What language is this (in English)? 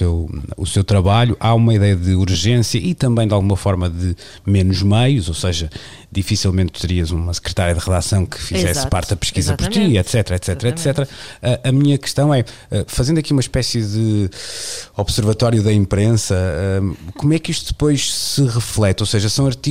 Portuguese